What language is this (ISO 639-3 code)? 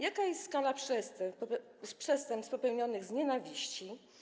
pol